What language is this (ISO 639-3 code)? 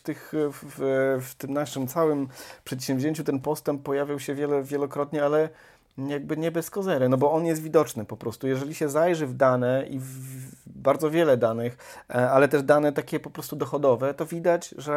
pol